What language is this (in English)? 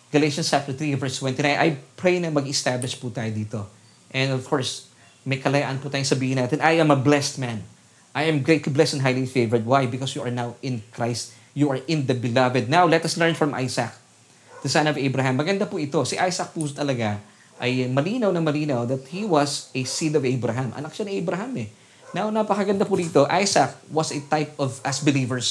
Filipino